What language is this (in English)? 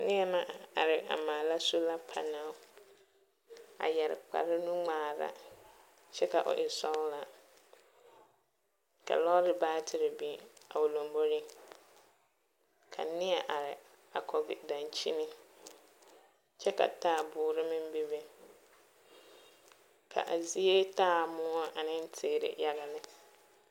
Southern Dagaare